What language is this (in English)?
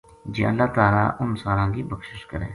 Gujari